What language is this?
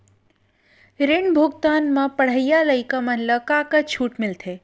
Chhattisgarhi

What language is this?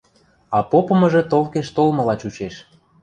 Western Mari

